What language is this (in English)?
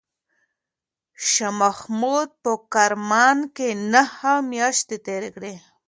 Pashto